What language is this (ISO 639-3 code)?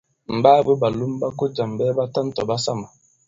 abb